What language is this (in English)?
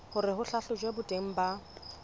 Southern Sotho